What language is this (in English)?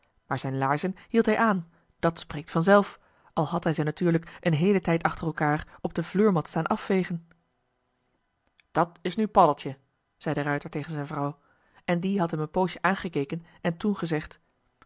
Dutch